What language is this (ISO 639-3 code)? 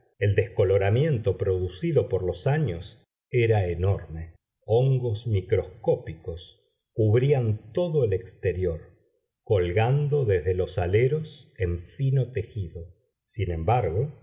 spa